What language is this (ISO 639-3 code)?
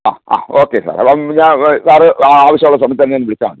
mal